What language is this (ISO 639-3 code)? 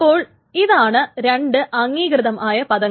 mal